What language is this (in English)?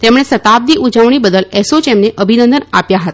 Gujarati